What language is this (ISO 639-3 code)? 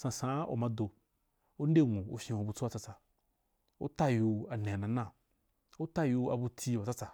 juk